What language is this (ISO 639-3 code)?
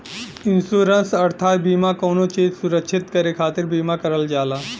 bho